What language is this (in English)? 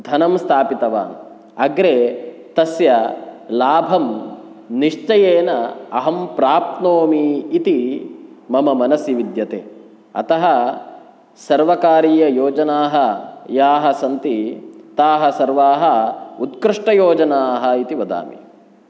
Sanskrit